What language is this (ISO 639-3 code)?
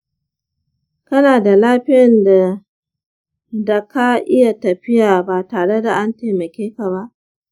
hau